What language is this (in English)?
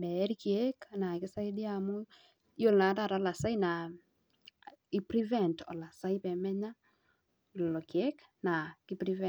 Masai